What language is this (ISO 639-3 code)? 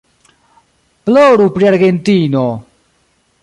epo